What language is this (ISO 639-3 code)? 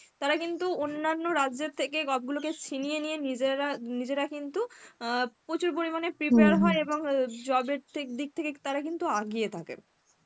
ben